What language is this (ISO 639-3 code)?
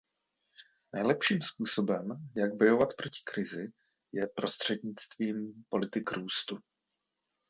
ces